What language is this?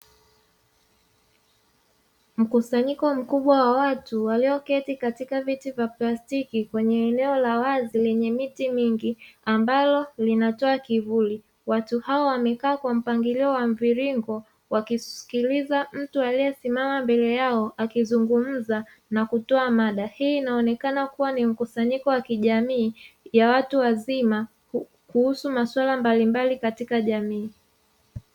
Swahili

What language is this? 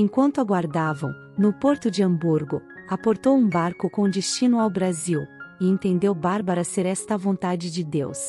Portuguese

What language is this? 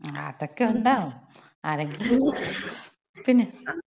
Malayalam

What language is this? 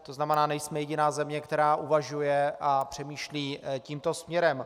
Czech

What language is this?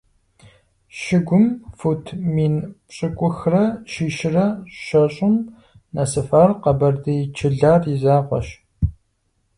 Kabardian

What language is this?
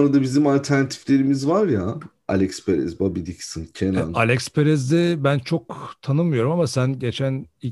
Turkish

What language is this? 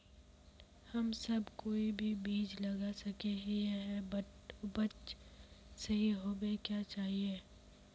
Magahi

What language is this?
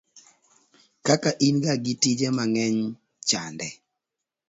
Luo (Kenya and Tanzania)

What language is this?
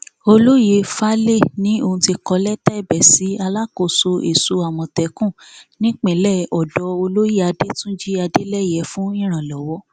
Yoruba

